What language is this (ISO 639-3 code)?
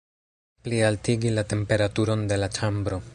epo